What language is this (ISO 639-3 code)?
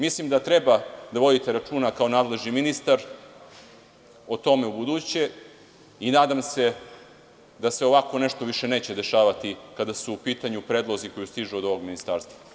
srp